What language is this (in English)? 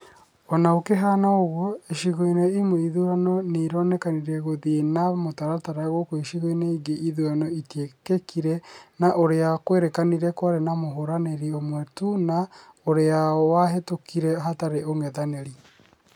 Kikuyu